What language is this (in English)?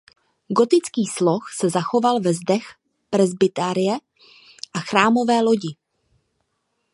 Czech